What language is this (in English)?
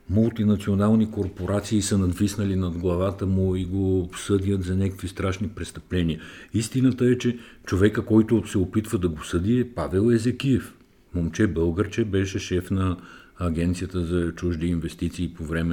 Bulgarian